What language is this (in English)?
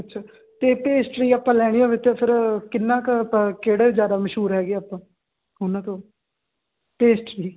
Punjabi